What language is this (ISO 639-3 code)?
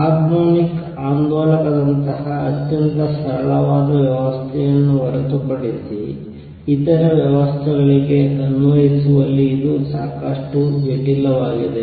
kan